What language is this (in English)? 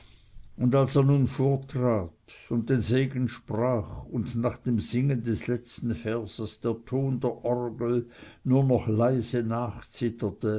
German